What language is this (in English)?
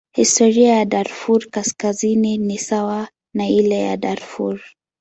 Swahili